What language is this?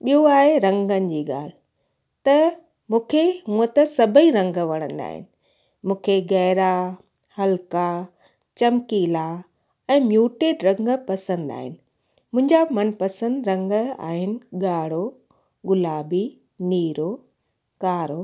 Sindhi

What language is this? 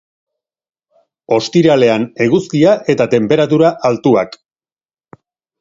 Basque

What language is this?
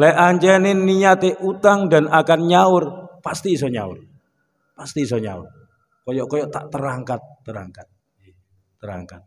Indonesian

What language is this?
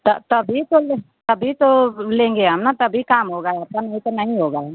Hindi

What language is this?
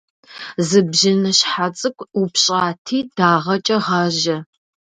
Kabardian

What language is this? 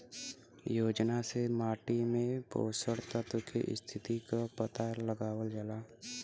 Bhojpuri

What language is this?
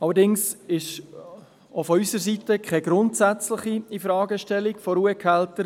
Swiss German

